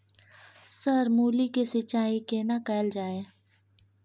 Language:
Maithili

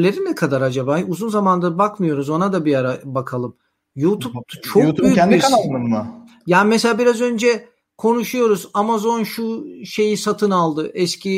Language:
Turkish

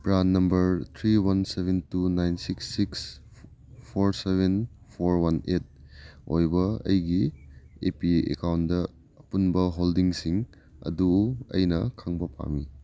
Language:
Manipuri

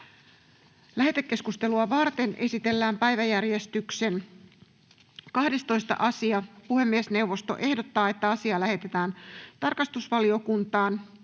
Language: Finnish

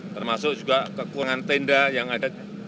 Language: Indonesian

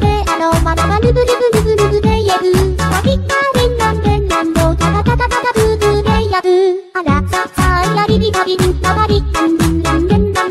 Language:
Thai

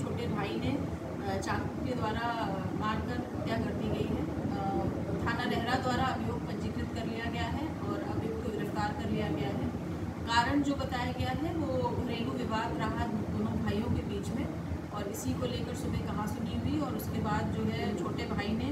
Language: Hindi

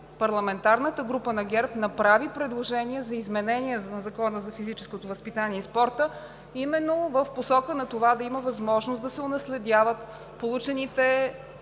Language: Bulgarian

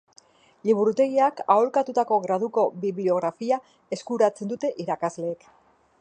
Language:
Basque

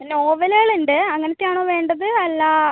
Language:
Malayalam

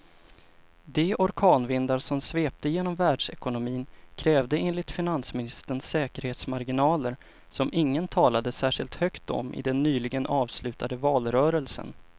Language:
Swedish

